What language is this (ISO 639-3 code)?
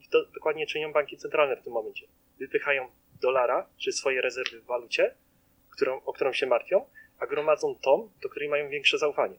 pol